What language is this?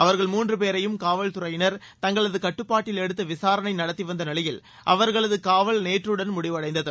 Tamil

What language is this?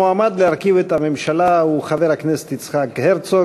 Hebrew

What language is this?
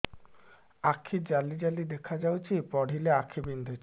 Odia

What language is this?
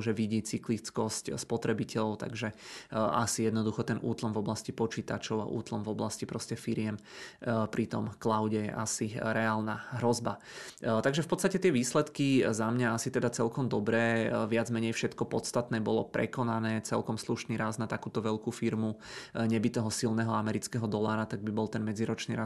Czech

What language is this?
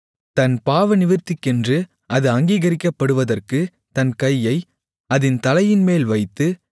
Tamil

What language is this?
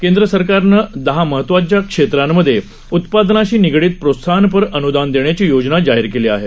Marathi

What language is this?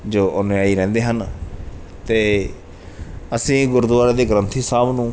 Punjabi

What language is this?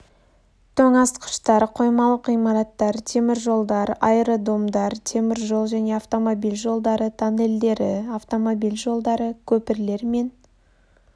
Kazakh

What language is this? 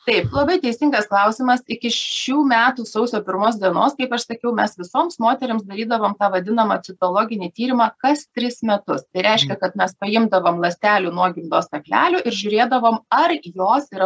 Lithuanian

